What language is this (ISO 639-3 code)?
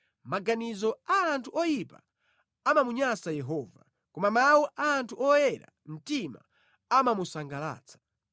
nya